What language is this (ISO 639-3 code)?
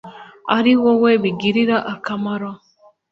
kin